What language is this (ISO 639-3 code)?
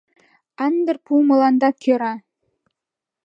chm